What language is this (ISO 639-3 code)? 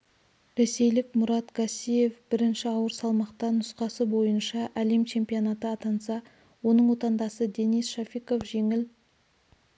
kaz